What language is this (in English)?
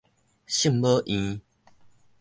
Min Nan Chinese